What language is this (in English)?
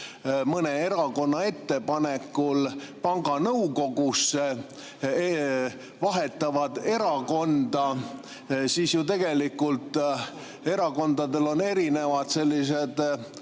Estonian